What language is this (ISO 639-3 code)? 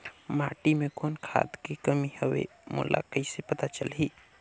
hne